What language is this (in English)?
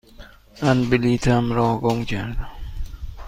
Persian